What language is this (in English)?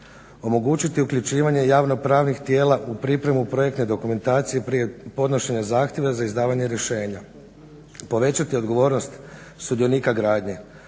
Croatian